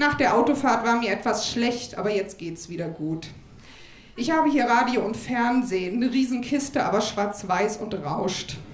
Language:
German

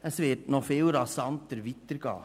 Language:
Swiss German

